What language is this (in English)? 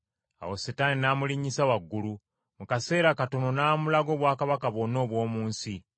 Ganda